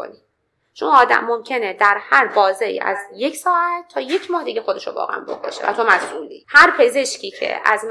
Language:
Persian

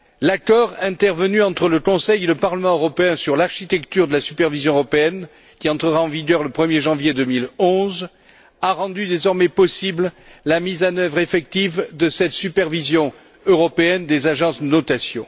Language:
French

